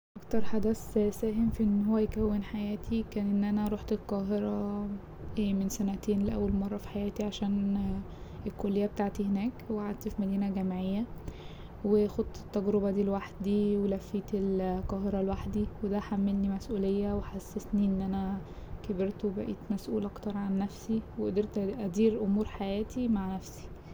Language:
Egyptian Arabic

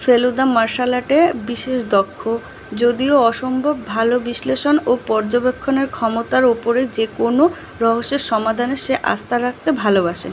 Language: Bangla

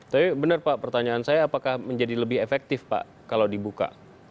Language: Indonesian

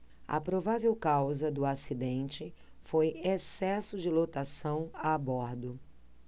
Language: Portuguese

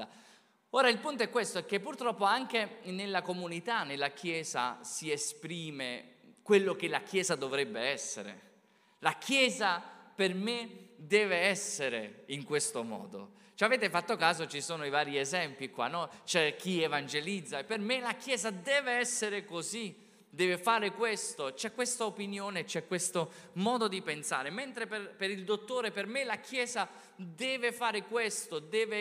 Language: Italian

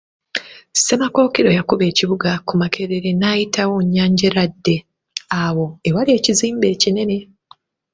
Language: Ganda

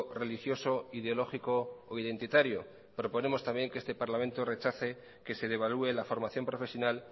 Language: Spanish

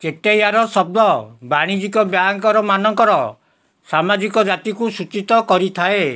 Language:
Odia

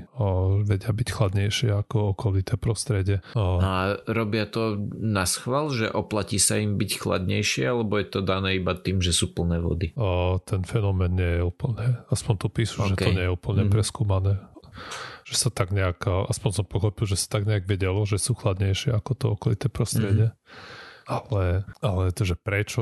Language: Slovak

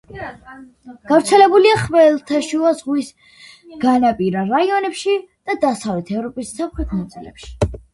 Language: Georgian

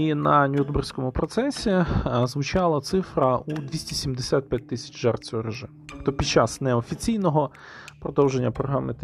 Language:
Ukrainian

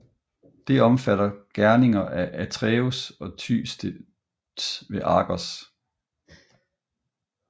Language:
Danish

